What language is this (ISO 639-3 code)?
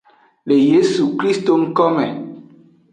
ajg